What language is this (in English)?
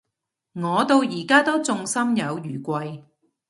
Cantonese